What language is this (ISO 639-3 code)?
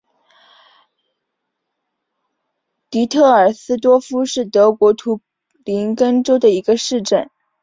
zho